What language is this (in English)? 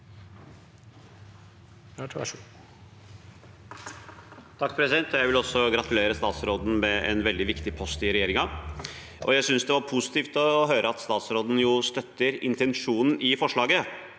Norwegian